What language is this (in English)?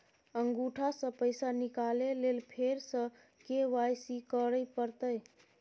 Maithili